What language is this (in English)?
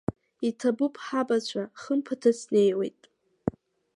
Abkhazian